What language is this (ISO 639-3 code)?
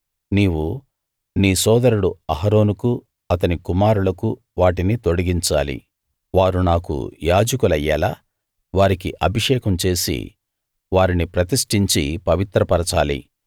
tel